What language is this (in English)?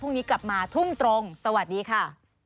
Thai